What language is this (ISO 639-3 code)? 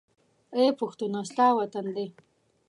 pus